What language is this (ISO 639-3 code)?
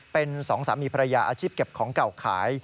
tha